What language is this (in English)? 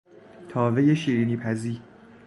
Persian